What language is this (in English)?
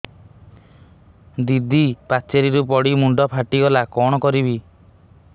Odia